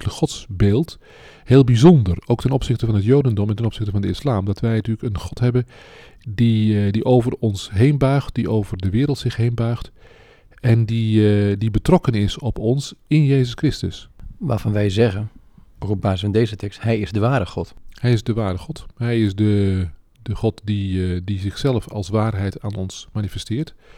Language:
Dutch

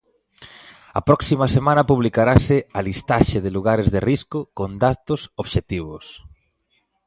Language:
Galician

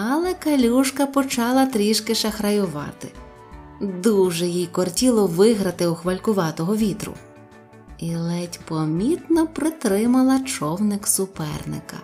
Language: Ukrainian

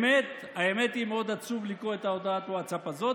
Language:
Hebrew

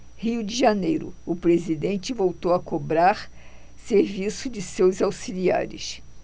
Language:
Portuguese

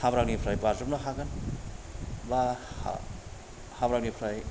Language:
Bodo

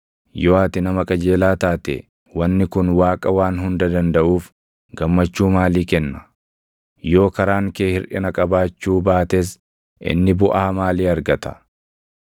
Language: Oromo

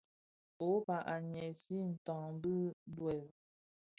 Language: Bafia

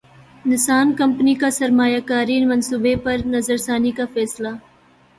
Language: Urdu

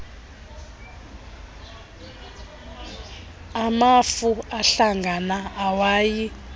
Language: Xhosa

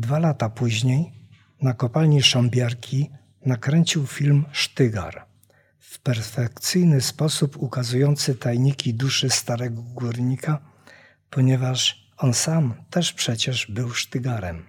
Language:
Polish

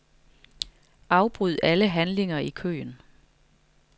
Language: Danish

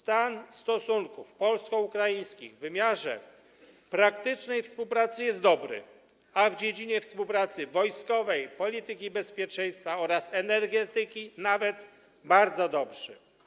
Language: Polish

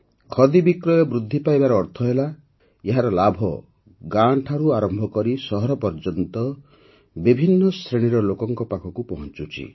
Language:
Odia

